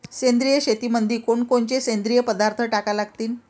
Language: Marathi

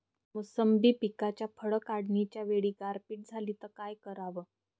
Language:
Marathi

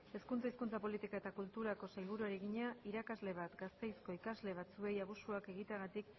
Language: Basque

